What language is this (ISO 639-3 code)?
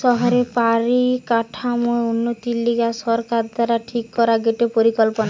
ben